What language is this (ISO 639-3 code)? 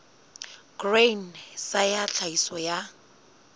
sot